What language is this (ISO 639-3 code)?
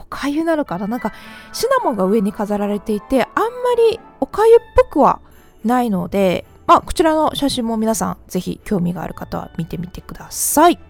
jpn